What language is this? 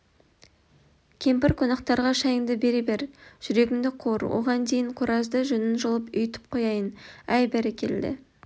Kazakh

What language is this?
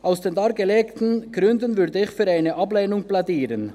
Swiss German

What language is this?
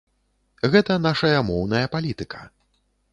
Belarusian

